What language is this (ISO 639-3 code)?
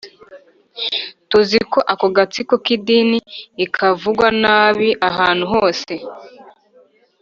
kin